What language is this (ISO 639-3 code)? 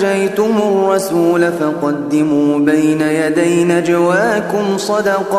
ara